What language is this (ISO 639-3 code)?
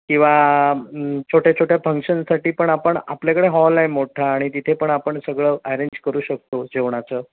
mar